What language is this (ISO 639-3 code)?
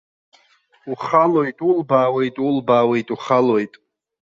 abk